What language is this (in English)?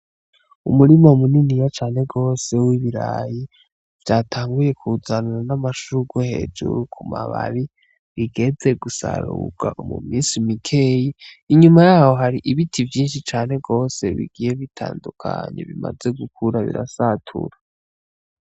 Rundi